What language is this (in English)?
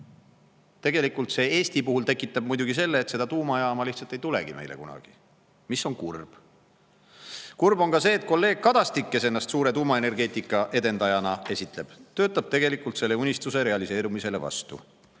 Estonian